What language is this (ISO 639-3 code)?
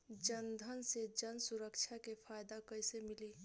bho